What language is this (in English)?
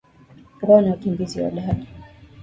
Swahili